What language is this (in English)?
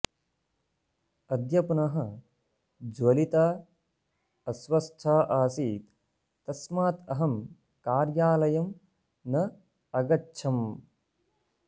Sanskrit